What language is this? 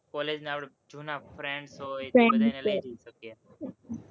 Gujarati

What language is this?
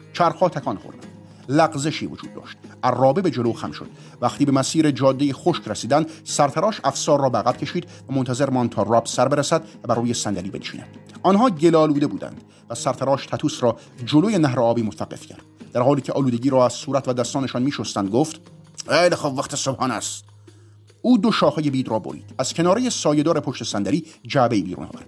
Persian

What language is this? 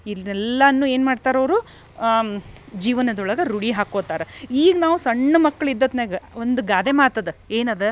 Kannada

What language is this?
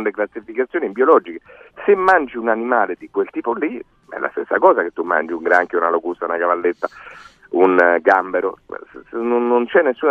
Italian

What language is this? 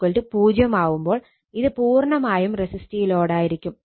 Malayalam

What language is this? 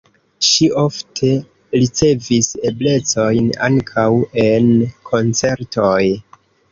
Esperanto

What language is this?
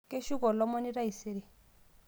Masai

